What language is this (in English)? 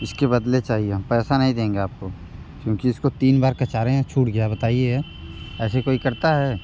Hindi